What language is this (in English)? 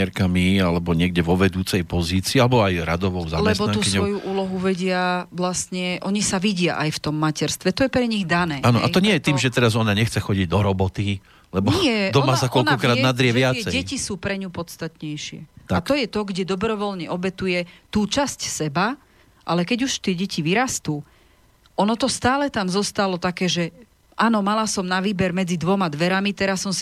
Slovak